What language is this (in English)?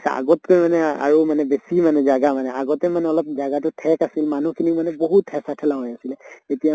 Assamese